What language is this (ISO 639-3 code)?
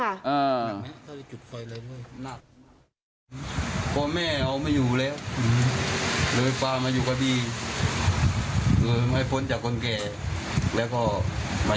tha